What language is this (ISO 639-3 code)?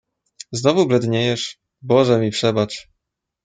pol